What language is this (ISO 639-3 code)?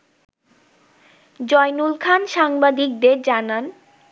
ben